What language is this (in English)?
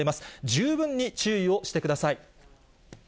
Japanese